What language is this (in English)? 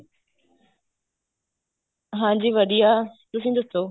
Punjabi